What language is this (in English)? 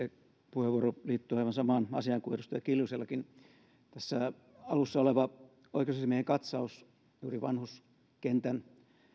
Finnish